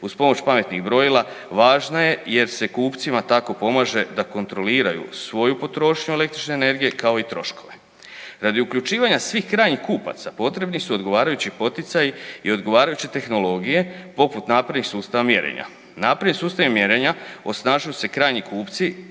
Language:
Croatian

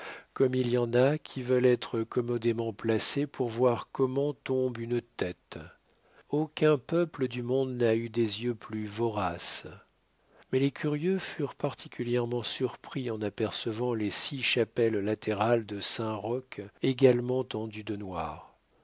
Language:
French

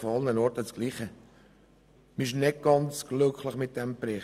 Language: Swiss German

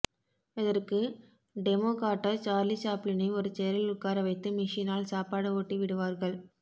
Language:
Tamil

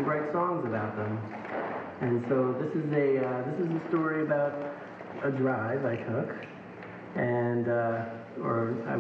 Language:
English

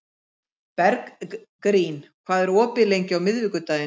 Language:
Icelandic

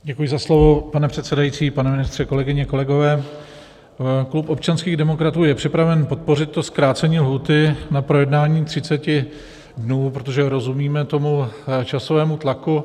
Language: Czech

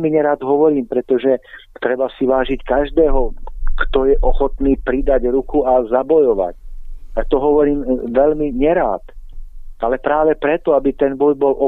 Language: Slovak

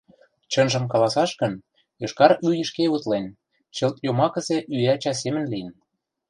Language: Mari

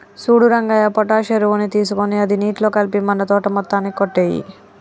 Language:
Telugu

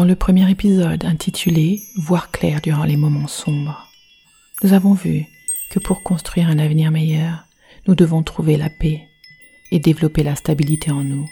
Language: French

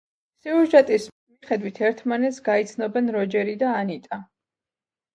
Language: Georgian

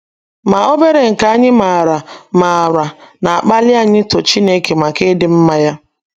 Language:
Igbo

